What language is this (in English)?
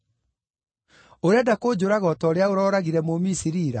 Kikuyu